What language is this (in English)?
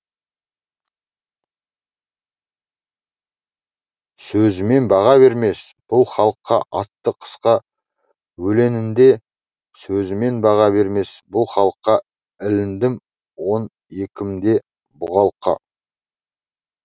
Kazakh